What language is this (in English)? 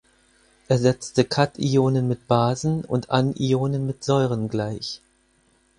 German